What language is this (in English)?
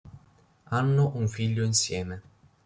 Italian